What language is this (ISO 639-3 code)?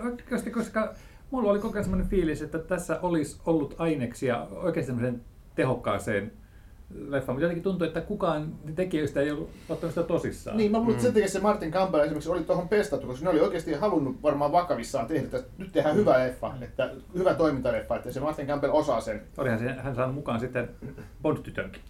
fin